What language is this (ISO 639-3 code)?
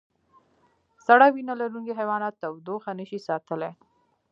pus